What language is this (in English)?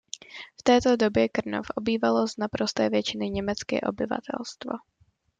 Czech